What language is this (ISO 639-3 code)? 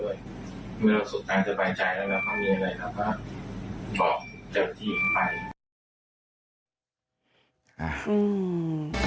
tha